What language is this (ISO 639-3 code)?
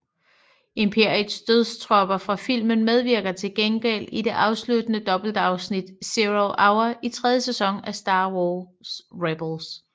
dan